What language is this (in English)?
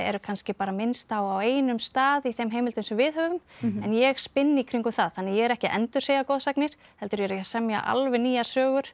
Icelandic